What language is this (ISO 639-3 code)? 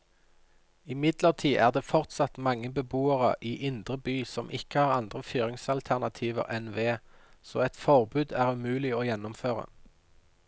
nor